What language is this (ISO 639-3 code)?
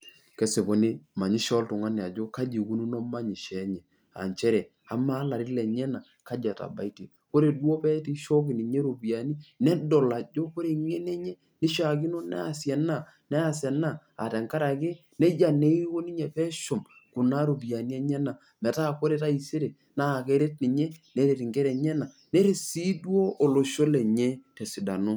mas